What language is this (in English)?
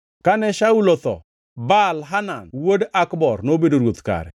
Luo (Kenya and Tanzania)